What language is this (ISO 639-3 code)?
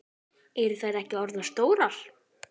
isl